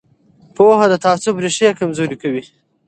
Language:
Pashto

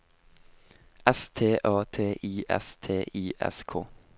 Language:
Norwegian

